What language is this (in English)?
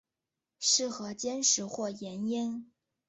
Chinese